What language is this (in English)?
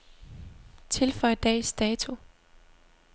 Danish